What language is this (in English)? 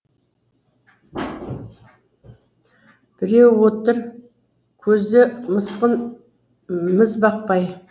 Kazakh